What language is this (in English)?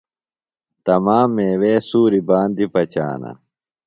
Phalura